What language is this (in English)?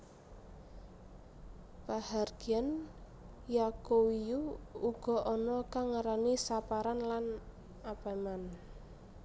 Javanese